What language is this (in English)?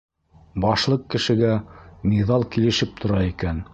Bashkir